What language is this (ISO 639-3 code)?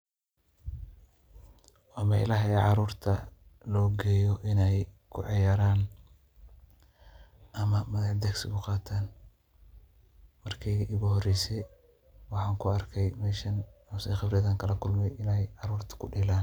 som